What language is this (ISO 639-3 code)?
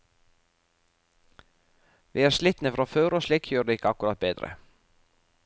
nor